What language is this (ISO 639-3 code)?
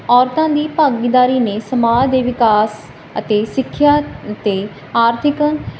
pan